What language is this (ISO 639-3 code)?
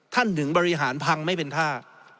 tha